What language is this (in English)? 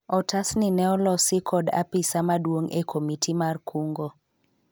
Luo (Kenya and Tanzania)